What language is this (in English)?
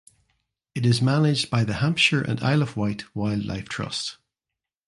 English